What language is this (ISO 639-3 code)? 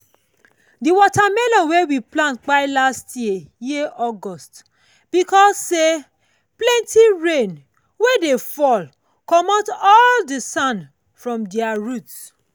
pcm